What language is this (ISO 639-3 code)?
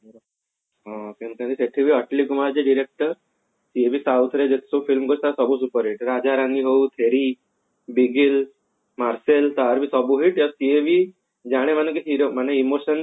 ori